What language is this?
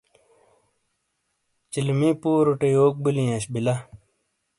Shina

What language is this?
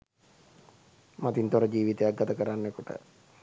Sinhala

